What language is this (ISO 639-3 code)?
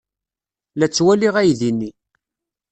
kab